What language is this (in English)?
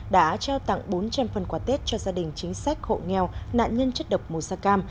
Vietnamese